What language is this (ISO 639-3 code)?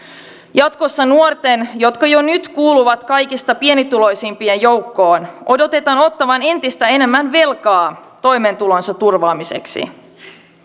fin